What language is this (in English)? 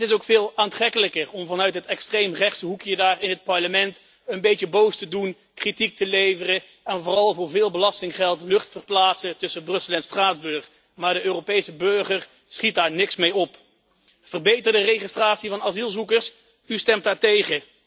Dutch